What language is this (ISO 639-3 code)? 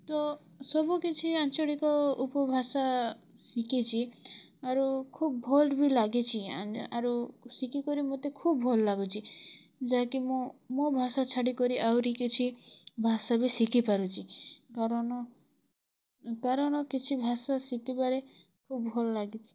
ori